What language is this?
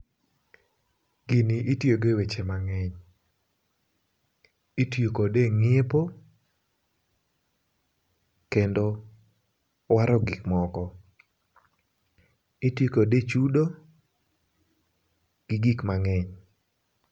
Luo (Kenya and Tanzania)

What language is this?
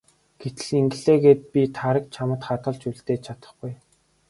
Mongolian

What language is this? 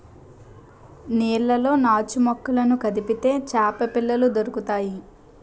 Telugu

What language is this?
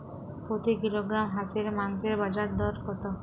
Bangla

